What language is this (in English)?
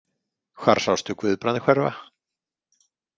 Icelandic